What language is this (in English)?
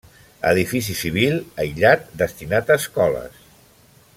Catalan